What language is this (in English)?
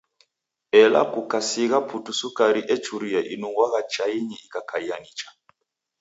Taita